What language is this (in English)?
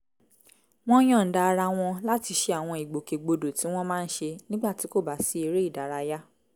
Yoruba